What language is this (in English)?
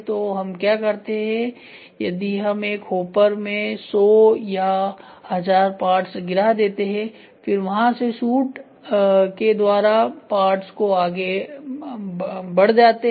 Hindi